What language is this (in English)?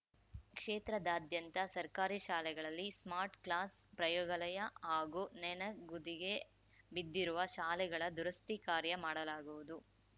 Kannada